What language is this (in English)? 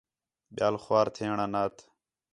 Khetrani